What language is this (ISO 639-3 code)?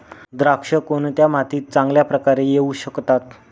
mar